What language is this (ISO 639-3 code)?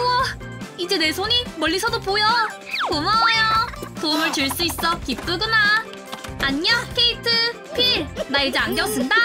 kor